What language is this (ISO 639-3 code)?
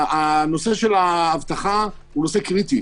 heb